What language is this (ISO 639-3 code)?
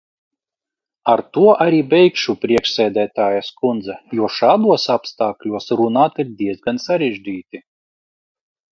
lav